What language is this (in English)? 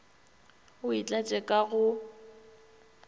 Northern Sotho